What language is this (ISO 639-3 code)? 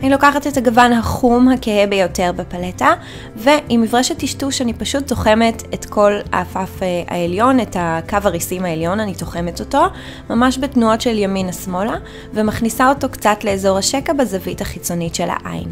heb